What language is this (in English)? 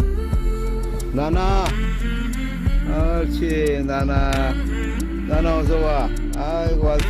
Korean